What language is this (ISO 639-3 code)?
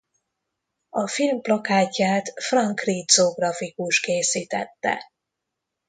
hun